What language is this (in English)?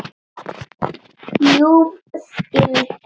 Icelandic